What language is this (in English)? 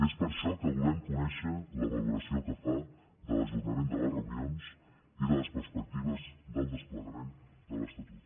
Catalan